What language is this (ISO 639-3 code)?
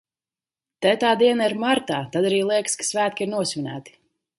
lav